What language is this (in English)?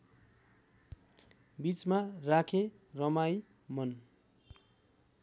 Nepali